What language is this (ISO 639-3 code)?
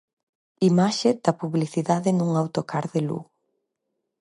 glg